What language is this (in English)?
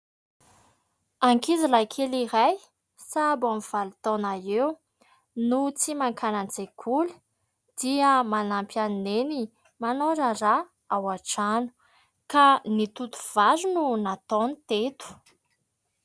Malagasy